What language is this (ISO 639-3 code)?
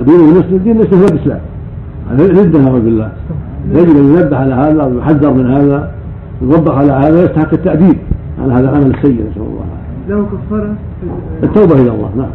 ara